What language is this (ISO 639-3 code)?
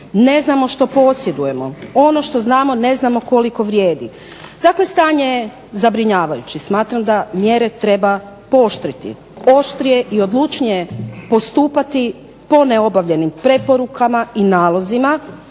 hrv